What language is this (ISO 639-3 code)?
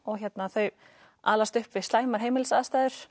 isl